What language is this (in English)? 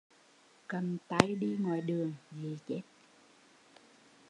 Vietnamese